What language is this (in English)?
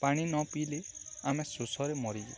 Odia